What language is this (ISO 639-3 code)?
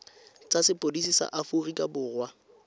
tsn